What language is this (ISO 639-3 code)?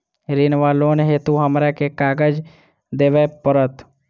mai